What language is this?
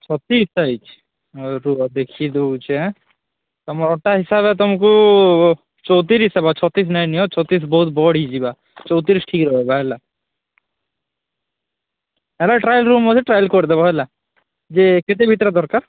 Odia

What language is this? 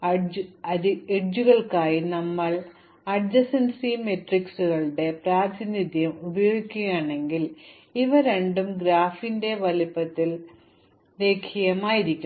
Malayalam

